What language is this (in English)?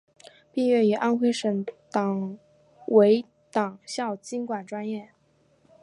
Chinese